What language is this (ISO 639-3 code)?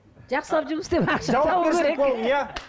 kaz